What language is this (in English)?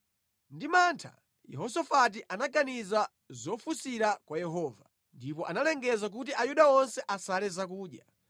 Nyanja